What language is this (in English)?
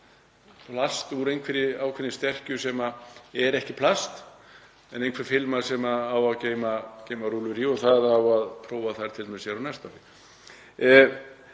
Icelandic